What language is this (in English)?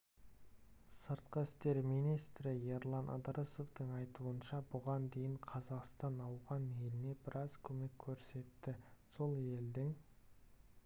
Kazakh